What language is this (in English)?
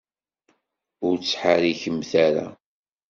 Kabyle